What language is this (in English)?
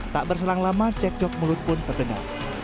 Indonesian